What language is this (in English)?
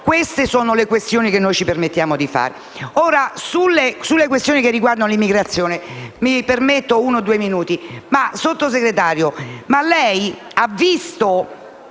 Italian